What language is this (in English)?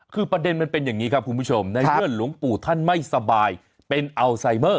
Thai